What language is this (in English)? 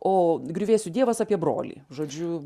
Lithuanian